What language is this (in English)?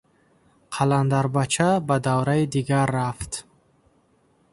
Tajik